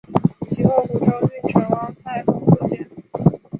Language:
Chinese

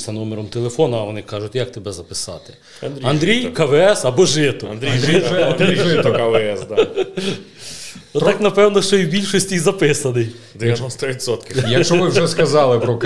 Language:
Ukrainian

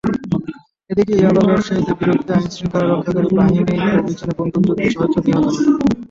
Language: Bangla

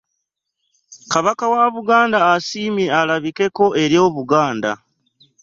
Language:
Ganda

